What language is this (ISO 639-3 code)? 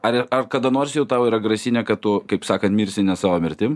lit